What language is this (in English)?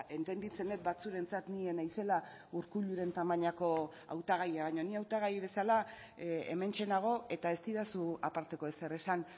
Basque